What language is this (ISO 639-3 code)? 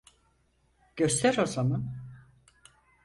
tur